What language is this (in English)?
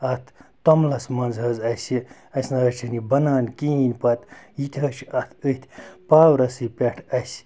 Kashmiri